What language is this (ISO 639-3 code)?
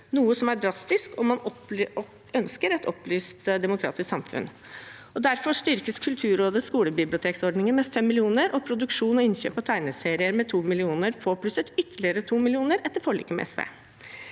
nor